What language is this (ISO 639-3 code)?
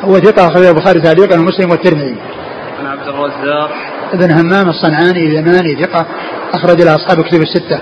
ara